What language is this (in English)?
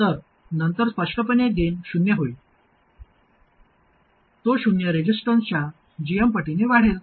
Marathi